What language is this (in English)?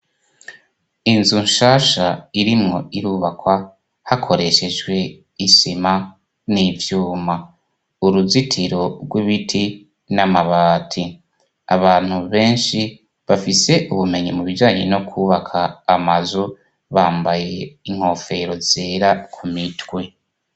Rundi